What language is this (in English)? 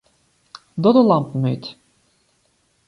Western Frisian